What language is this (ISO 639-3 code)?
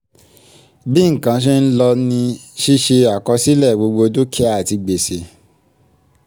yor